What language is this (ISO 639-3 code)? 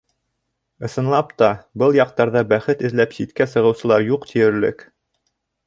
bak